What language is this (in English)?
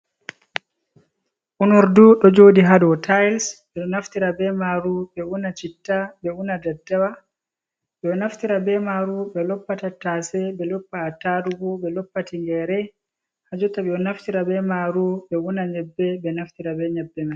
Fula